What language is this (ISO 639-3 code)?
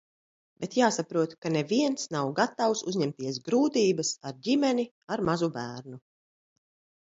lav